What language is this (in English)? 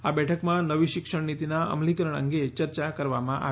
Gujarati